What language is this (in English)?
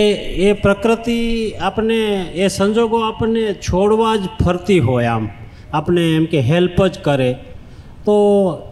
Gujarati